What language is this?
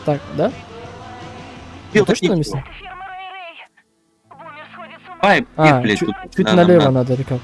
Russian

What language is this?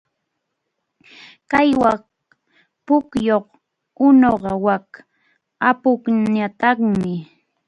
Arequipa-La Unión Quechua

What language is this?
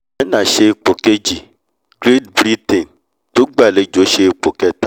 Yoruba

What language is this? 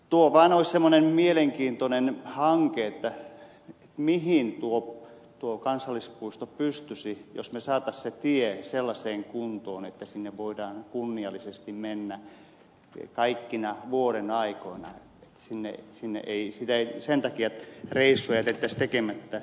Finnish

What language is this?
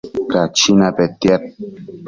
Matsés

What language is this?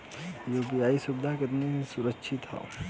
Bhojpuri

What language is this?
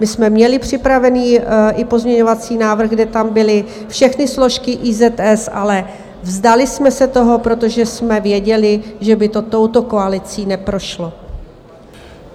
Czech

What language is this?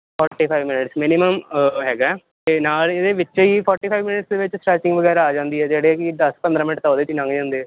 Punjabi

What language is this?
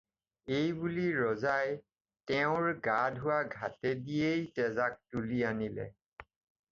Assamese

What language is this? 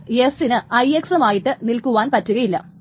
Malayalam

